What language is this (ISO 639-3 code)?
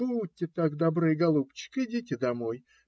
rus